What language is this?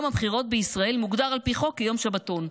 Hebrew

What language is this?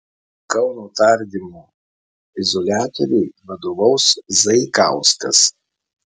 Lithuanian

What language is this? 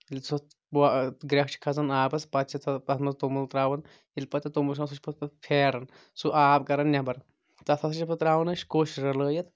Kashmiri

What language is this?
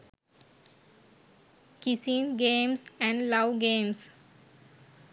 Sinhala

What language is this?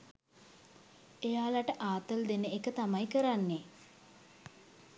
Sinhala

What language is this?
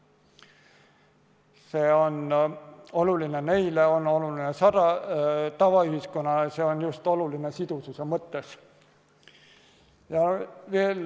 Estonian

